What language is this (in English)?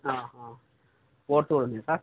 Telugu